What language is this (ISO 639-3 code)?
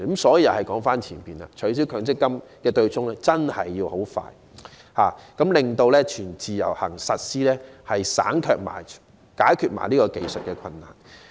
yue